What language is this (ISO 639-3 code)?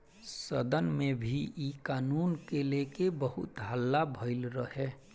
bho